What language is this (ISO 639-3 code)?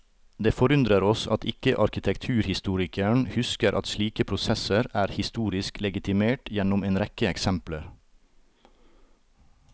nor